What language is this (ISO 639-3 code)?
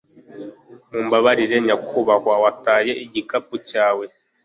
kin